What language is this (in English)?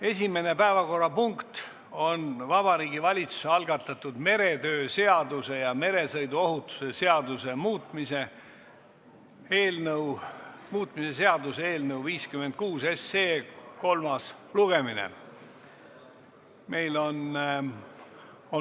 Estonian